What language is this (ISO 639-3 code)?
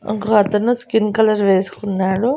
tel